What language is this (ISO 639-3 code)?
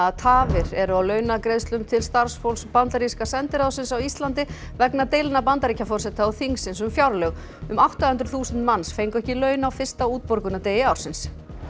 isl